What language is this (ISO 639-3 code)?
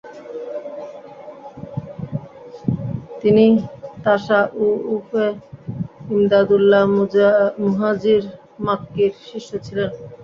ben